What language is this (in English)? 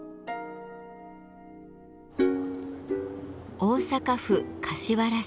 Japanese